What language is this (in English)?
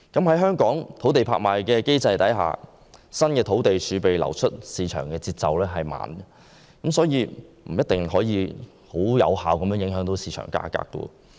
Cantonese